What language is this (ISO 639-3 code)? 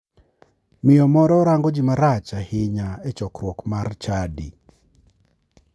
luo